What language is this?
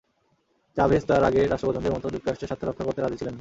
Bangla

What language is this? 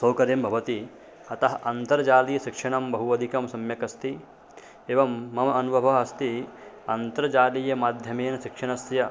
Sanskrit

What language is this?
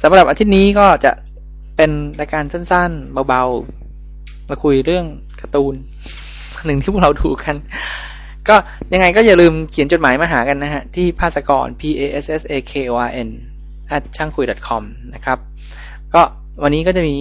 Thai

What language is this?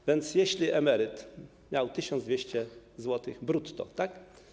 Polish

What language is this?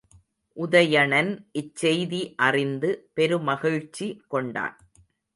Tamil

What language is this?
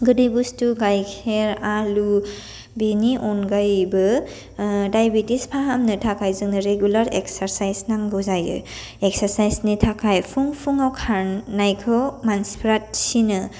Bodo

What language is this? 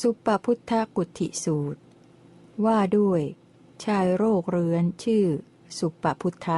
Thai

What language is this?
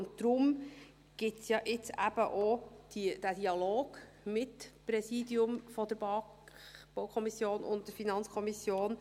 Swiss German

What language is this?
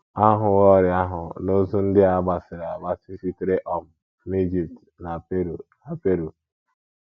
Igbo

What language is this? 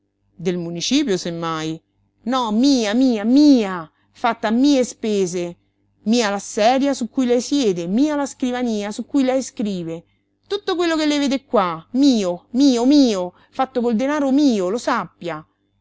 Italian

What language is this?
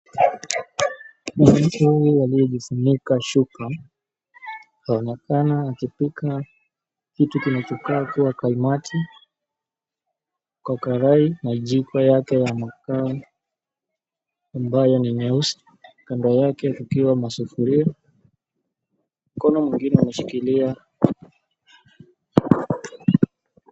Swahili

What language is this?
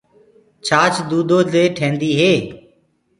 Gurgula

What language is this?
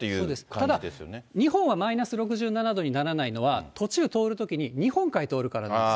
Japanese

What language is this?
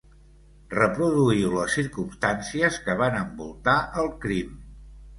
Catalan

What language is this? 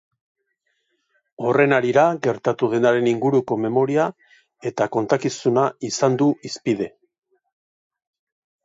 Basque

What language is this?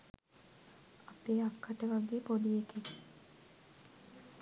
Sinhala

